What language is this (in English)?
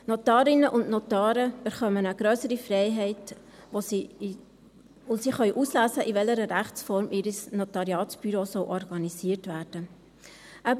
Swiss German